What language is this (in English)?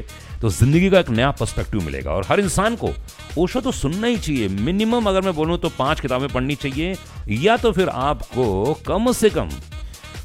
Hindi